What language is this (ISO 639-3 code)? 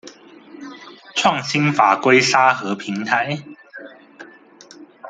zho